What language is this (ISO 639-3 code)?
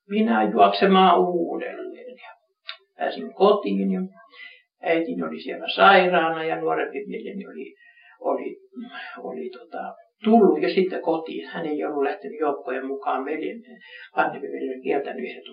fin